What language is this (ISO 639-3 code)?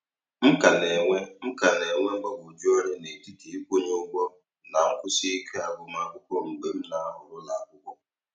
ibo